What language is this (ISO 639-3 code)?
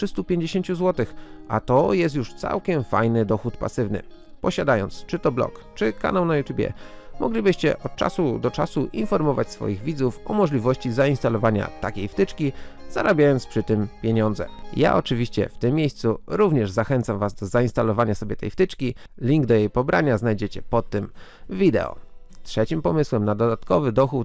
pol